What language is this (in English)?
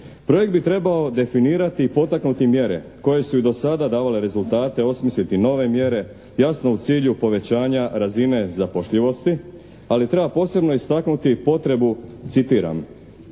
Croatian